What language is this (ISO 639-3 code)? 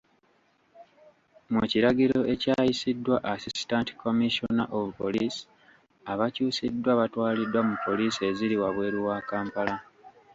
lug